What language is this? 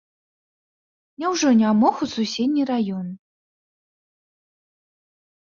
Belarusian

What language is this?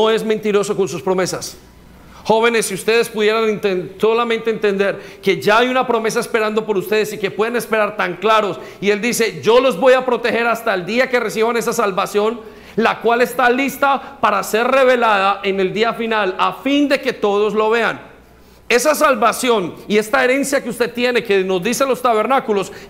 Spanish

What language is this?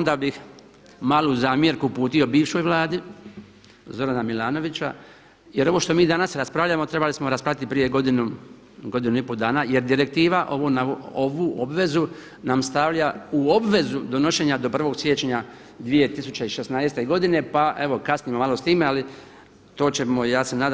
Croatian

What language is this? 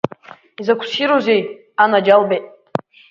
Abkhazian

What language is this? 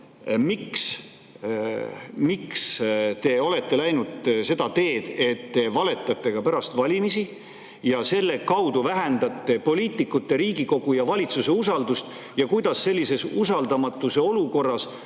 Estonian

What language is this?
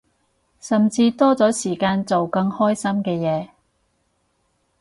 Cantonese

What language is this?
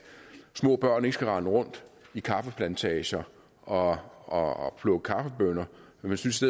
Danish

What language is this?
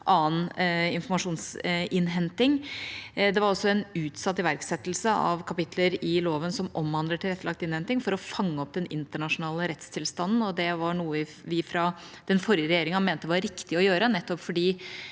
Norwegian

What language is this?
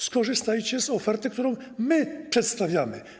Polish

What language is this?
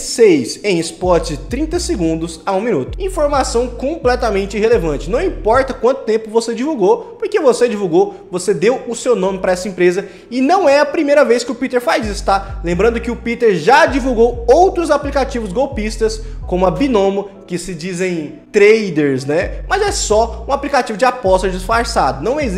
Portuguese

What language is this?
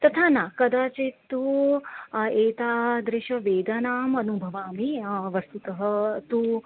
Sanskrit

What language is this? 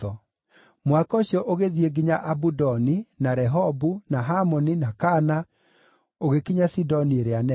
Kikuyu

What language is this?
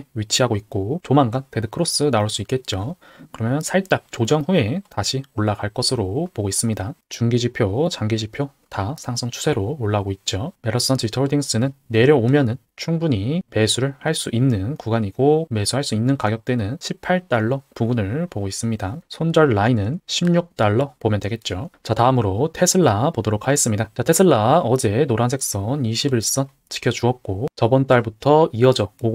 Korean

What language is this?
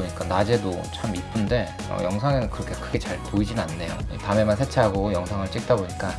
Korean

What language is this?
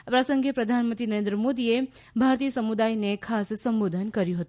Gujarati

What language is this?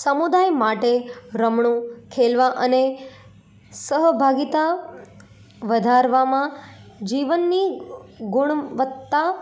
Gujarati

